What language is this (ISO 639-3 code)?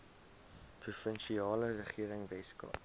afr